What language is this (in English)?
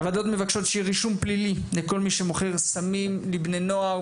Hebrew